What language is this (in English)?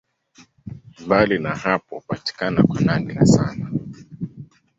Swahili